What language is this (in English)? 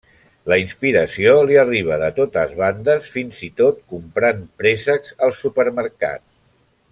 Catalan